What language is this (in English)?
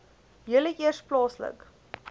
Afrikaans